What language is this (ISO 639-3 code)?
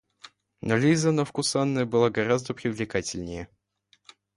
rus